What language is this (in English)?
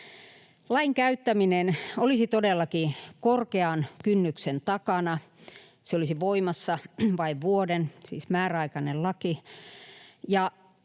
Finnish